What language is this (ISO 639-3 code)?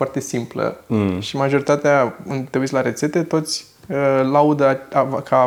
ron